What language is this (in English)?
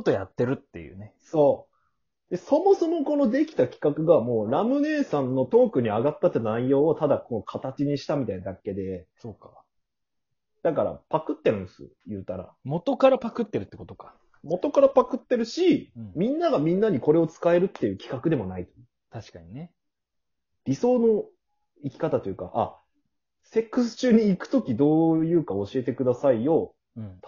Japanese